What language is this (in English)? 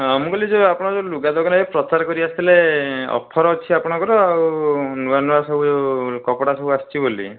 Odia